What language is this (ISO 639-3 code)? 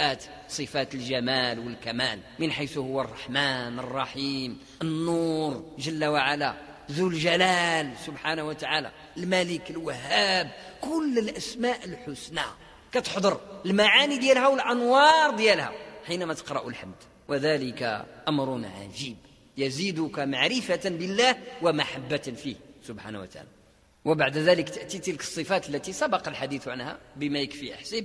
ara